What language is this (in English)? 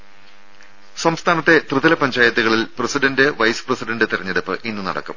Malayalam